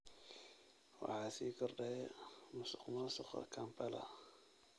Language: Somali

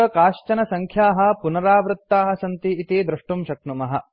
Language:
Sanskrit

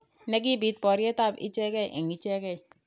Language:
Kalenjin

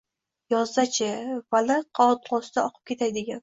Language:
Uzbek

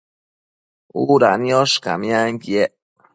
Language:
Matsés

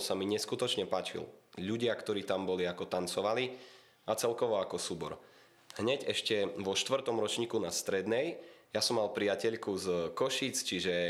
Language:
Slovak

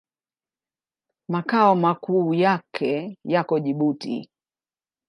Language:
Swahili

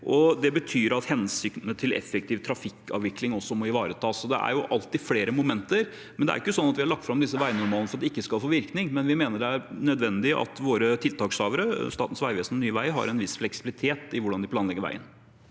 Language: Norwegian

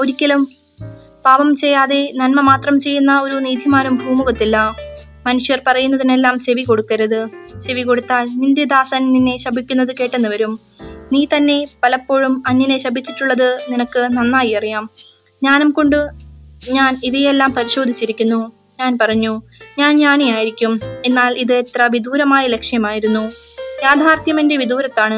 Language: Malayalam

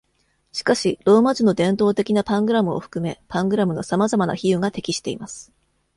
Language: Japanese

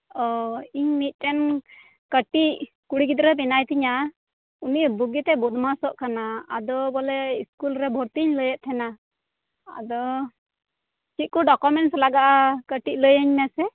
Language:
Santali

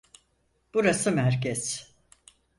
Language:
Turkish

